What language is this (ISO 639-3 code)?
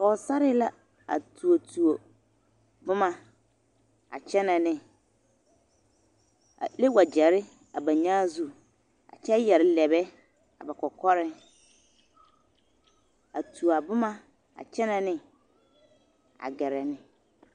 dga